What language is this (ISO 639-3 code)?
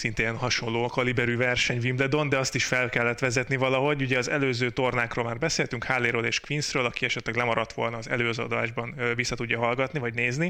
hun